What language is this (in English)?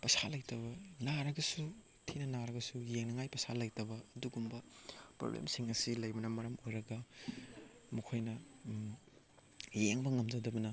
Manipuri